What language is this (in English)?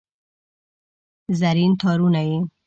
Pashto